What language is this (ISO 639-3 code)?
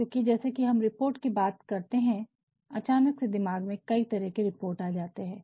hin